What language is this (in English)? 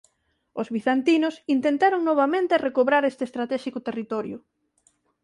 Galician